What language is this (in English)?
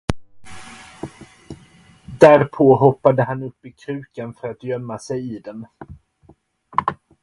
Swedish